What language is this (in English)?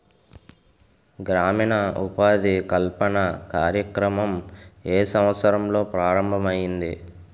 Telugu